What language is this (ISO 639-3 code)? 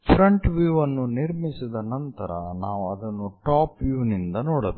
kan